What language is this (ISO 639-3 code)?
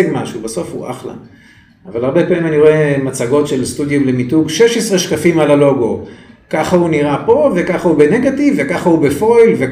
heb